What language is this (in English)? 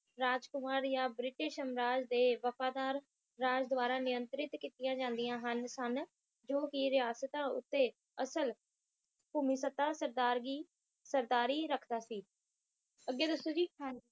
Punjabi